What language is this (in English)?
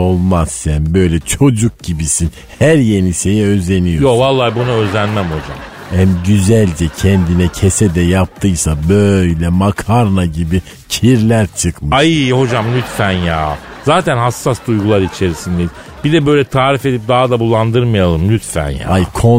Turkish